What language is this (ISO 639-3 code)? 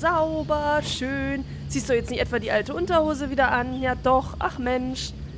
deu